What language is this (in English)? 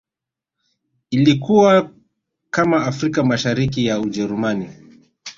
Swahili